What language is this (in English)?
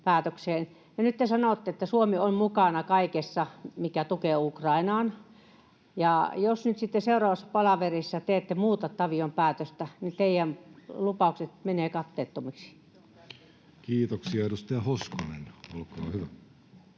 Finnish